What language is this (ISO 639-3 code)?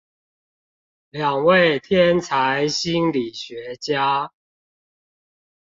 zho